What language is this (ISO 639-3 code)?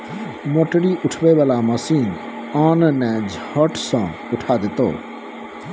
mai